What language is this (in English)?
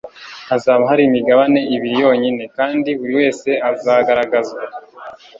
Kinyarwanda